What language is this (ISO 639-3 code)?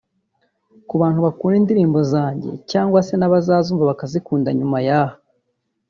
kin